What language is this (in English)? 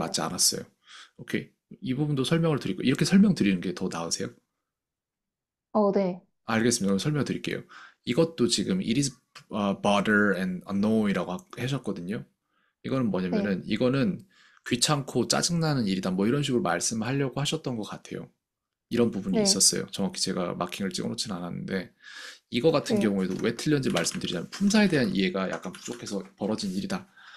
Korean